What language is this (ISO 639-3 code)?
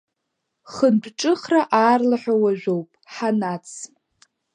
abk